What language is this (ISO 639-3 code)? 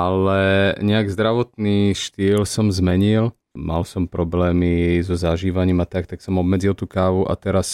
slk